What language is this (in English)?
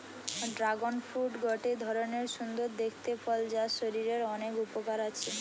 Bangla